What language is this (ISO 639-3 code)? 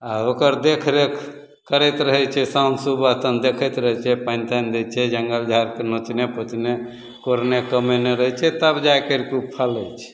mai